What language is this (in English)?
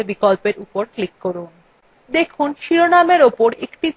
Bangla